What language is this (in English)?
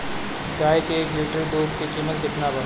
Bhojpuri